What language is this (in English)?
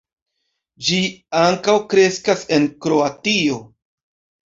Esperanto